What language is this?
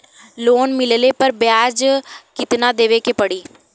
Bhojpuri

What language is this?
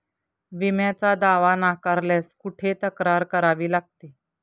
Marathi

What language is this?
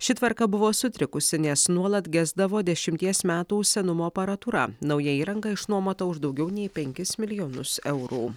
Lithuanian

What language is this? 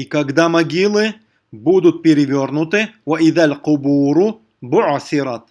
Russian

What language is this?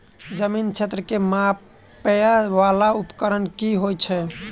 Maithili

